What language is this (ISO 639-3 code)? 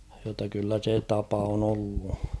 fin